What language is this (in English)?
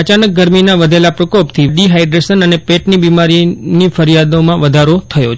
Gujarati